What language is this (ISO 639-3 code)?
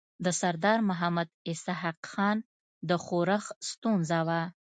pus